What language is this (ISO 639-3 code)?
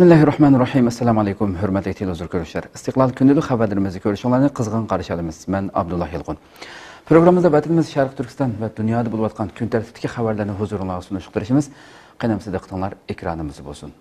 tur